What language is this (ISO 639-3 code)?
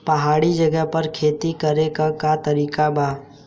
bho